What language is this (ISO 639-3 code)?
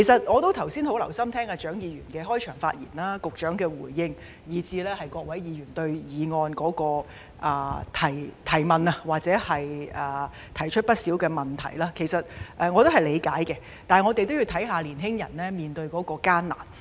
yue